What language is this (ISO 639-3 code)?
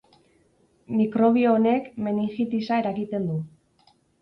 eus